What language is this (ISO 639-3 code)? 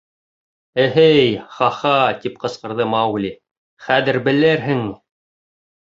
bak